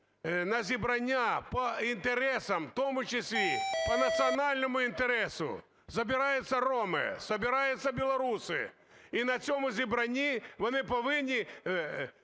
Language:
Ukrainian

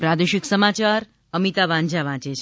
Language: Gujarati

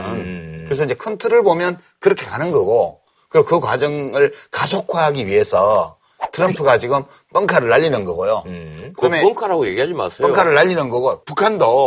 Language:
Korean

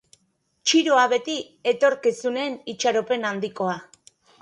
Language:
Basque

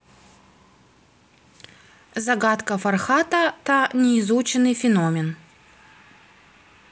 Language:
Russian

